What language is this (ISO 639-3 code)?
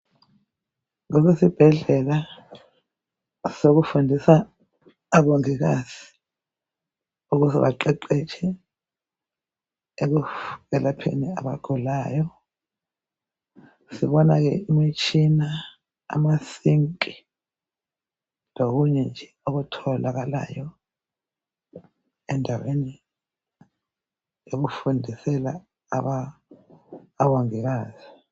nde